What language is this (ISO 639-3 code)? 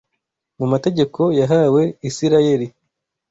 kin